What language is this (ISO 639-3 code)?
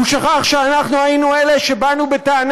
heb